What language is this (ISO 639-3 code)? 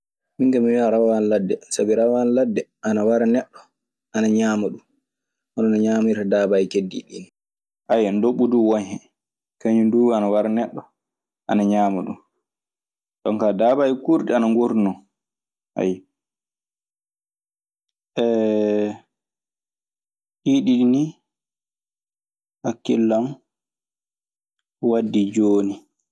ffm